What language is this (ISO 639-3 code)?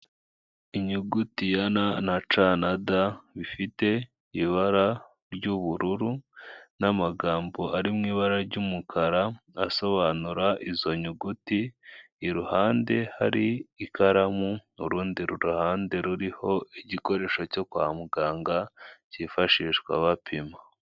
kin